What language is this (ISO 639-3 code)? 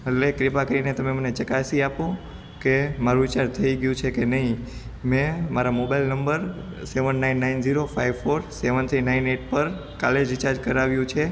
guj